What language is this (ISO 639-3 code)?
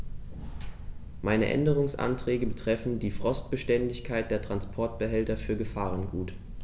deu